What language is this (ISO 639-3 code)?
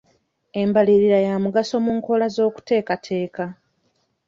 lug